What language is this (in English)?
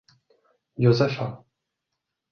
Czech